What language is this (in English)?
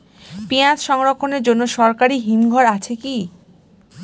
Bangla